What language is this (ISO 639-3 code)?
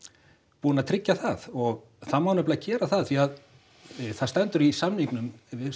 isl